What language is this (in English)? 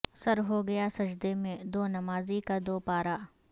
Urdu